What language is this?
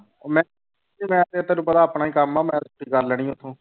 Punjabi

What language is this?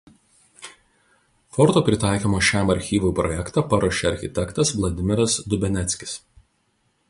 Lithuanian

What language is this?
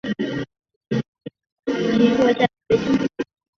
Chinese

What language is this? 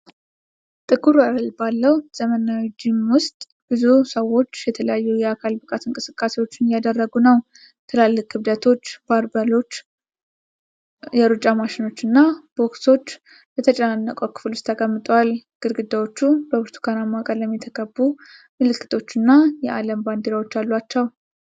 Amharic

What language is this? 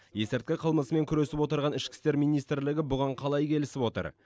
Kazakh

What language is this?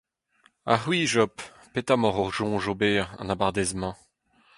Breton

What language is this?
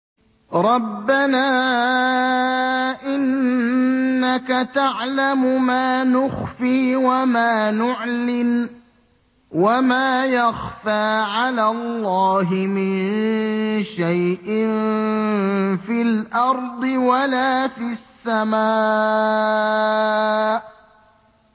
Arabic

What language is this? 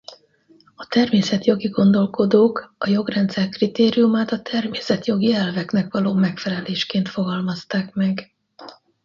Hungarian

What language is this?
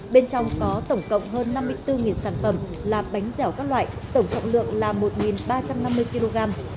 Vietnamese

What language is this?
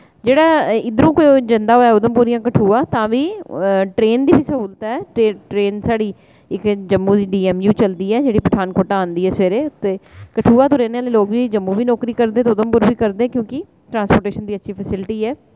Dogri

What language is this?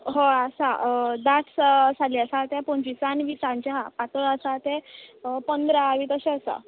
Konkani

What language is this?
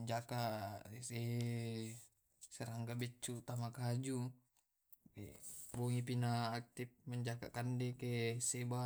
Tae'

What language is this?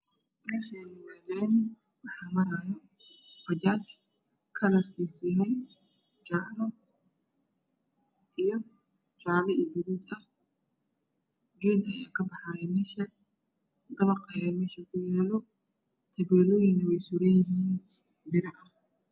Somali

